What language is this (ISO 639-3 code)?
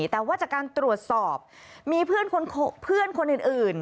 tha